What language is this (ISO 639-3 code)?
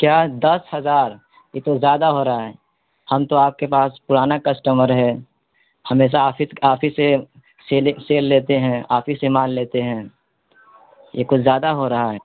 urd